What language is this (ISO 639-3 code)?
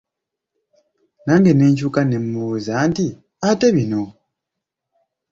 lug